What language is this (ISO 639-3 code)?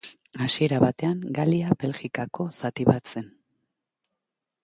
eus